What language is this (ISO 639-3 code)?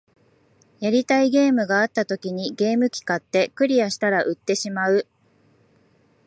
jpn